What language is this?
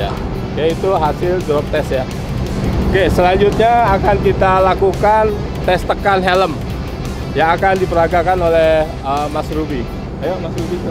Indonesian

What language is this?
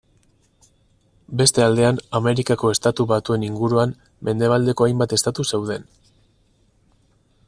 Basque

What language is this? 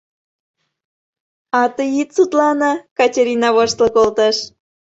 Mari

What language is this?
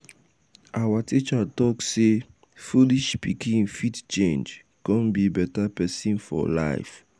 Nigerian Pidgin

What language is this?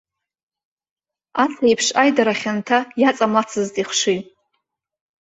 Abkhazian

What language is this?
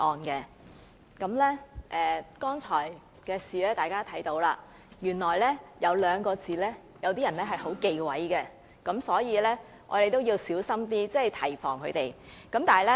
Cantonese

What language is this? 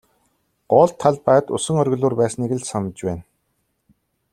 Mongolian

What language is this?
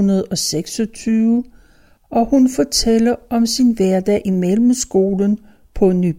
Danish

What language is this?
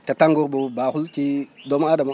Wolof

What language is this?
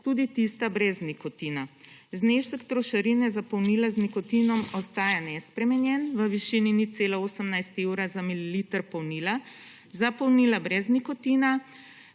Slovenian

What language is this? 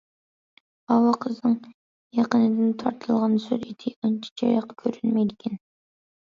Uyghur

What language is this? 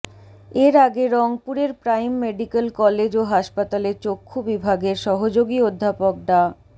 Bangla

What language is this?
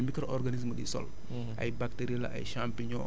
Wolof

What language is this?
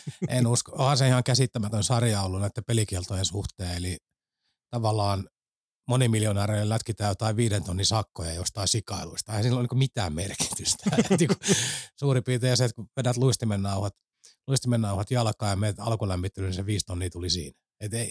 Finnish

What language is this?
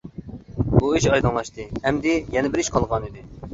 Uyghur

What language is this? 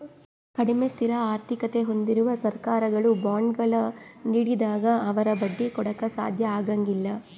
Kannada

